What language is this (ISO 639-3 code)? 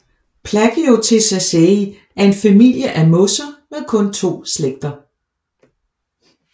dan